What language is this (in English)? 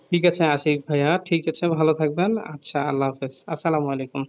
Bangla